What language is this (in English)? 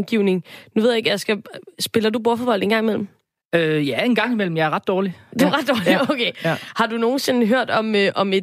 Danish